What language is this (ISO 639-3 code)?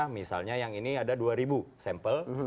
ind